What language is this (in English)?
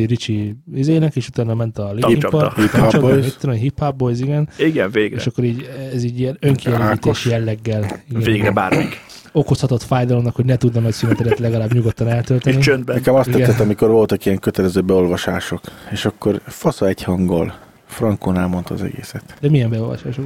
Hungarian